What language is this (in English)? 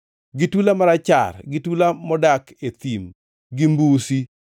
Luo (Kenya and Tanzania)